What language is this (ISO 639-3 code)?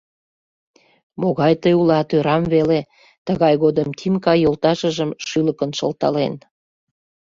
chm